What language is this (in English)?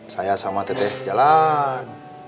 Indonesian